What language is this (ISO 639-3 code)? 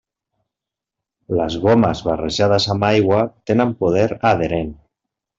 cat